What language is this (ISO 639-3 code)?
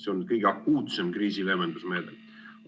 est